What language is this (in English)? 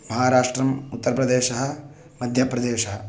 Sanskrit